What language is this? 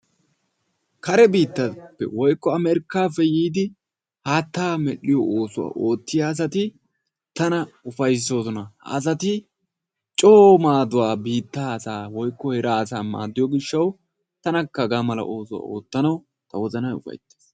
Wolaytta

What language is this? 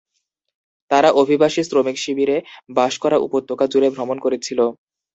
Bangla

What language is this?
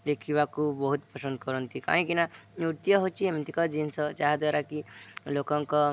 Odia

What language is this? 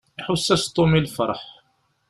Kabyle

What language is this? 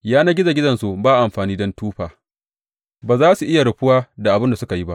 Hausa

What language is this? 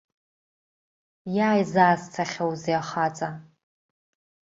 Abkhazian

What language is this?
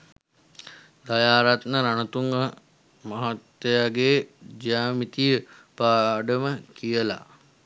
Sinhala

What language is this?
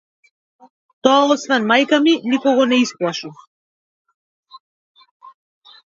Macedonian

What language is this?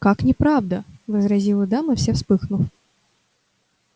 Russian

